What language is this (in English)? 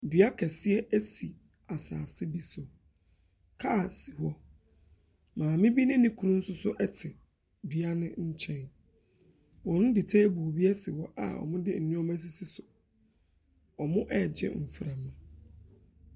Akan